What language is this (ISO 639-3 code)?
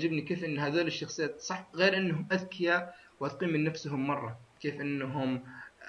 ara